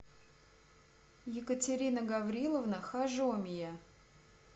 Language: Russian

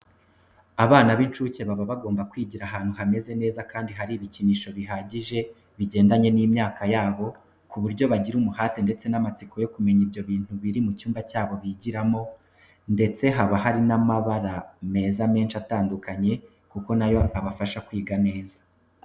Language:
Kinyarwanda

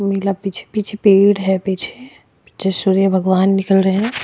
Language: Hindi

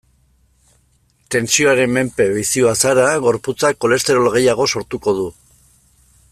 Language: Basque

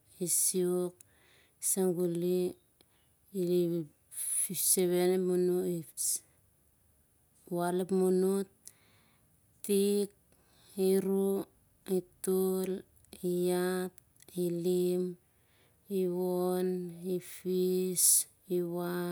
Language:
Siar-Lak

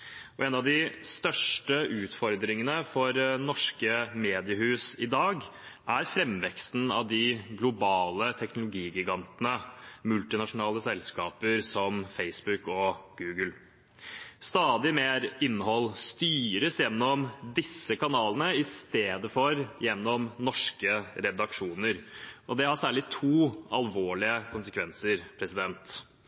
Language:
Norwegian Bokmål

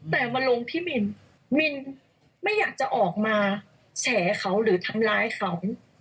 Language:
Thai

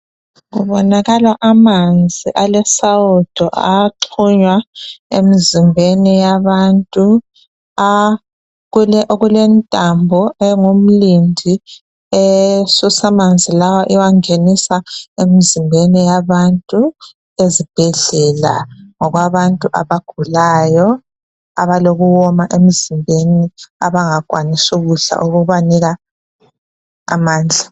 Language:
North Ndebele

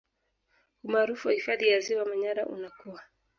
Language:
Swahili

